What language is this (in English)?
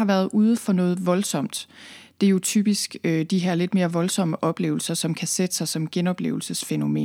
Danish